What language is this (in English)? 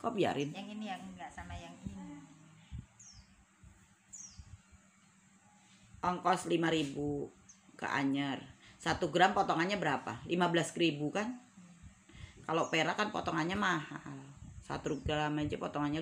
Indonesian